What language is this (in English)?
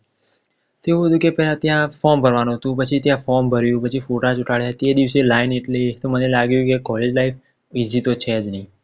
Gujarati